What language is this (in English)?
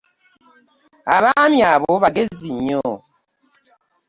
Ganda